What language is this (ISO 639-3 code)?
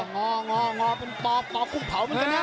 tha